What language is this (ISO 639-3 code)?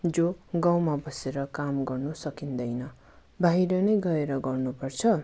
nep